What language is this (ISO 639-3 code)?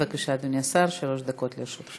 heb